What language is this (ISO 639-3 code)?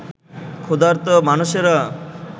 ben